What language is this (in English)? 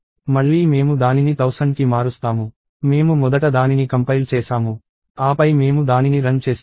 Telugu